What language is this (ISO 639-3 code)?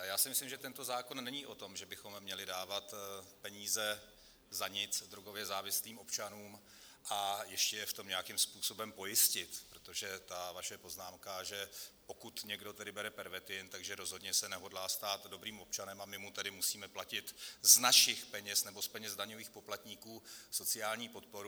ces